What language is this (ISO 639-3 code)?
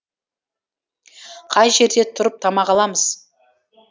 kaz